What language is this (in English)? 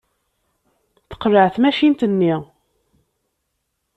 Kabyle